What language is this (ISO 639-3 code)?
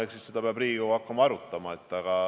est